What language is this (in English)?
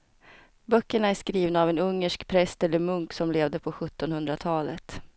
Swedish